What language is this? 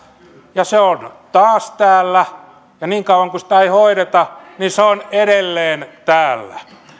Finnish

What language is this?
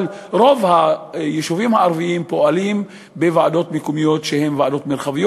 Hebrew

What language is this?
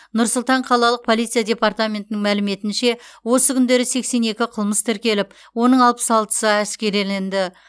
Kazakh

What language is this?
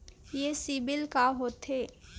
Chhattisgarhi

